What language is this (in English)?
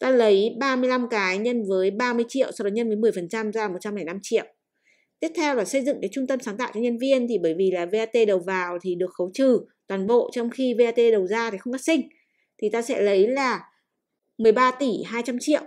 Vietnamese